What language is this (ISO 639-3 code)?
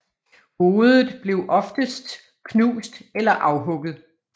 dan